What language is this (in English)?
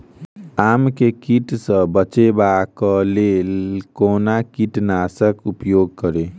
Maithili